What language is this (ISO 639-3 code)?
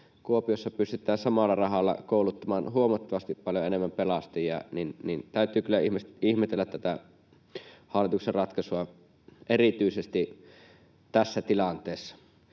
fin